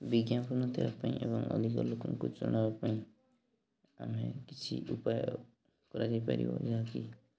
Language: Odia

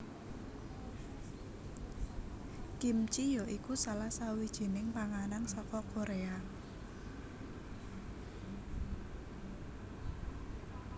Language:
Javanese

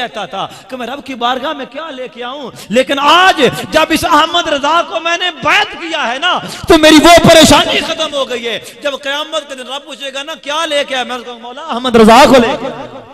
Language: Hindi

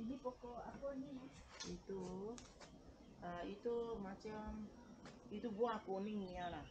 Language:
Malay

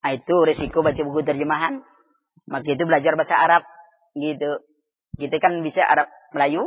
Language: Malay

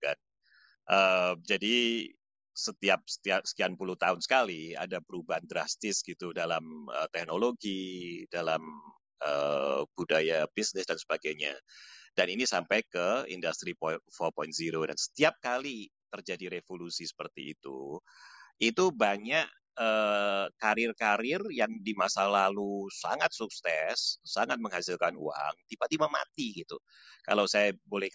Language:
Indonesian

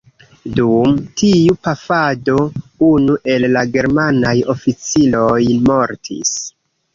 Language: Esperanto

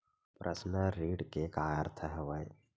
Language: Chhattisgarhi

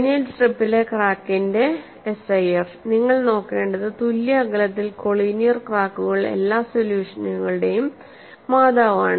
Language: Malayalam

